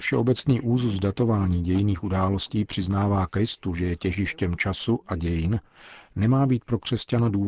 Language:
Czech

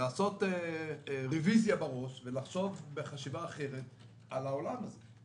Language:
Hebrew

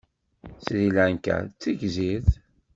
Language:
Kabyle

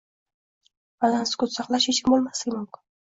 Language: Uzbek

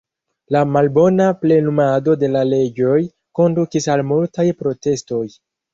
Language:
Esperanto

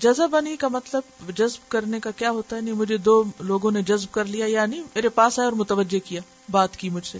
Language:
Urdu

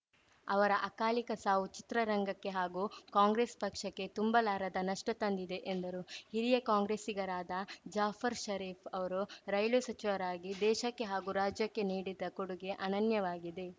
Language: Kannada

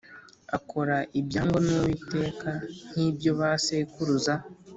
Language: Kinyarwanda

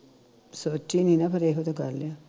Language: Punjabi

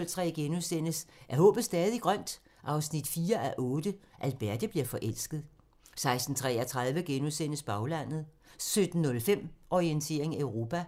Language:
Danish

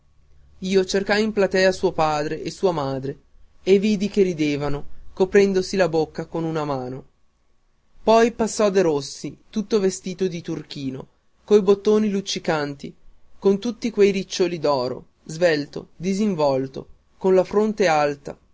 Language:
Italian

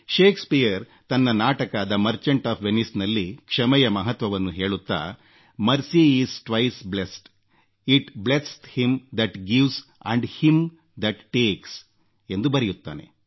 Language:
Kannada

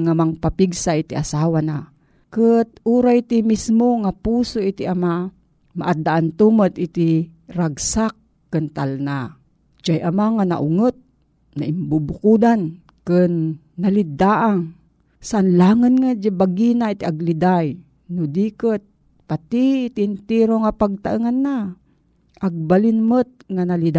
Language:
Filipino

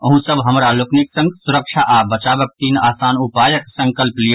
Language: Maithili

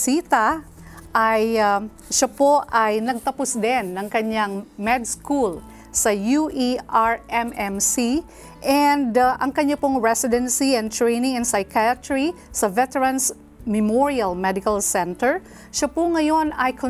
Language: Filipino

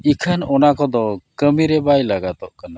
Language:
Santali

